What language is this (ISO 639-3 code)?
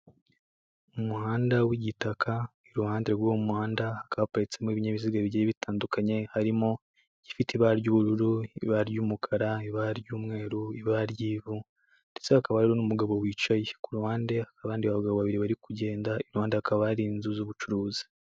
kin